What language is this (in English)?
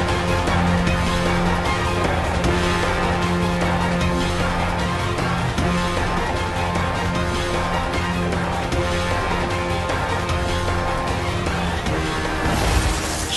Portuguese